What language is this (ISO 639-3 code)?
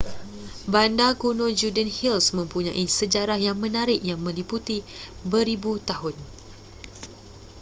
msa